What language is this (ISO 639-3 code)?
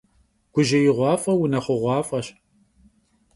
kbd